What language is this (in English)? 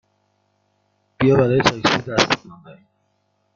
Persian